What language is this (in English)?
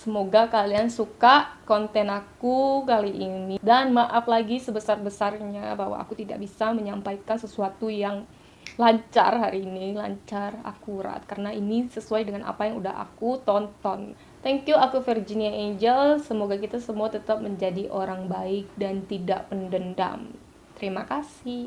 Indonesian